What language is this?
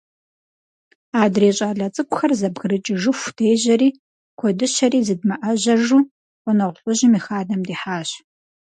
Kabardian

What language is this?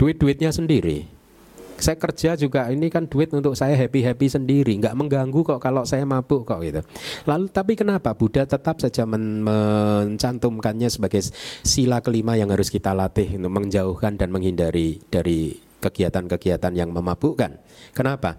Indonesian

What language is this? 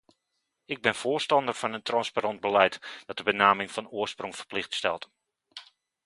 Dutch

